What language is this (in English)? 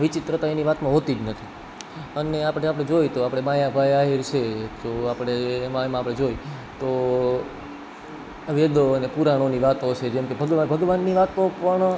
Gujarati